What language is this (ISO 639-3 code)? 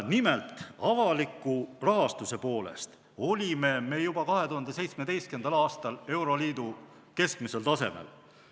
est